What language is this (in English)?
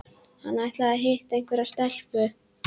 Icelandic